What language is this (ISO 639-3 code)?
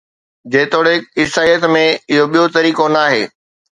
snd